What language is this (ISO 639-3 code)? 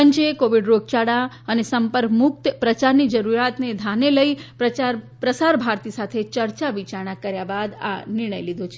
guj